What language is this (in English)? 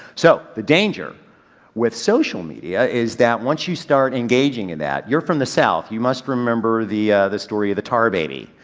English